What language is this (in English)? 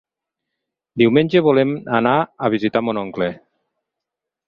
Catalan